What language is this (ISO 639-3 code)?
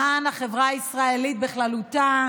heb